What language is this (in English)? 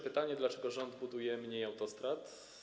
Polish